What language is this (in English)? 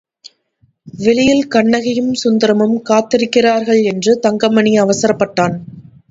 Tamil